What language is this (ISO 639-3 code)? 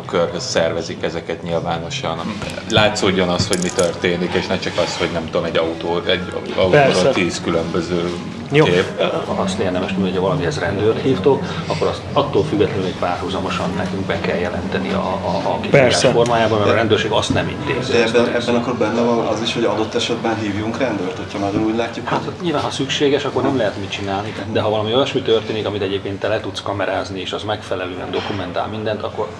hun